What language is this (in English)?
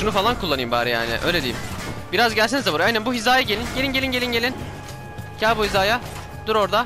Turkish